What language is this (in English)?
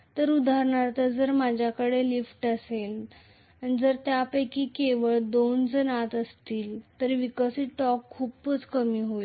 Marathi